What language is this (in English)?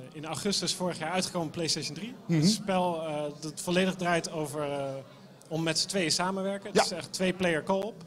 Dutch